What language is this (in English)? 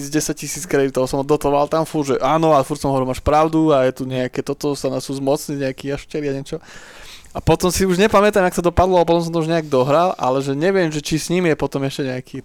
Slovak